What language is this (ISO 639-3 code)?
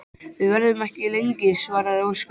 isl